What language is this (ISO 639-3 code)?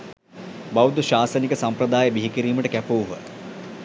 sin